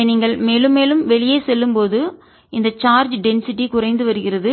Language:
Tamil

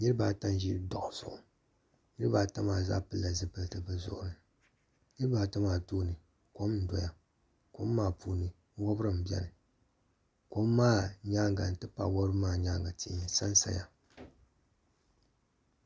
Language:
Dagbani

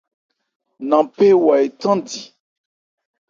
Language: Ebrié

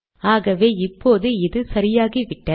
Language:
Tamil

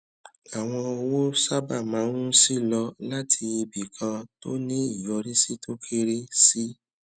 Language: Yoruba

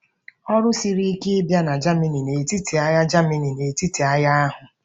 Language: Igbo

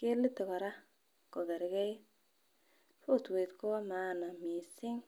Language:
Kalenjin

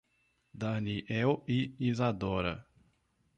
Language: Portuguese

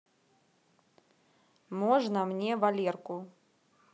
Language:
Russian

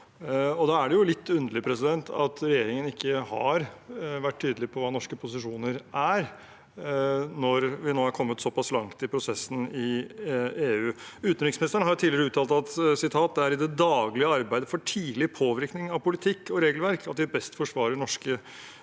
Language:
Norwegian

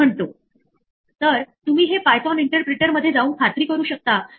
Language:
Marathi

